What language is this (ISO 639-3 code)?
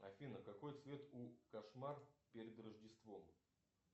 rus